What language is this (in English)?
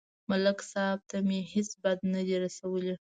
Pashto